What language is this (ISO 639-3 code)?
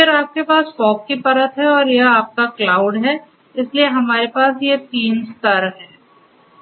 hin